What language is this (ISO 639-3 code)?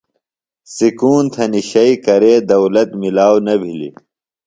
phl